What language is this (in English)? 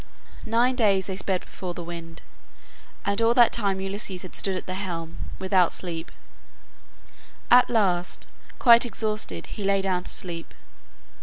English